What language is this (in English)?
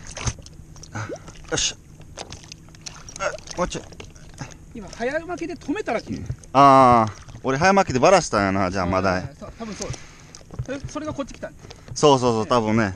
Japanese